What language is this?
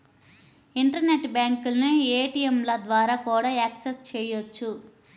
Telugu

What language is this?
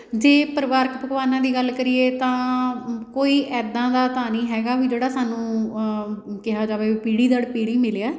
Punjabi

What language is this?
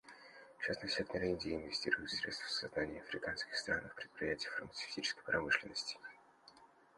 Russian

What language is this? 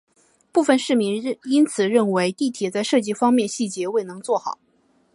Chinese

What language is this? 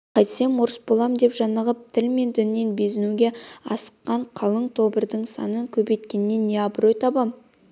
Kazakh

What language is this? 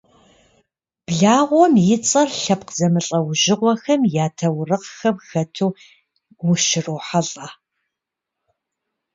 Kabardian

